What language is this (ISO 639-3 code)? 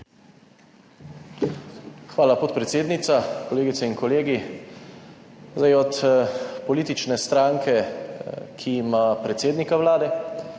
slv